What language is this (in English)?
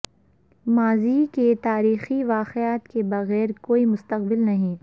Urdu